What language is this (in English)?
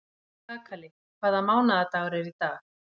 Icelandic